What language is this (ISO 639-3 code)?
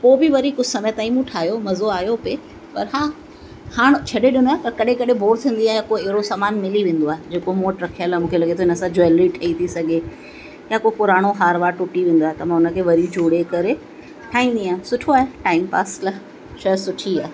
snd